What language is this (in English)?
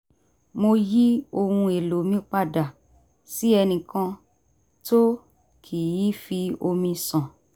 Yoruba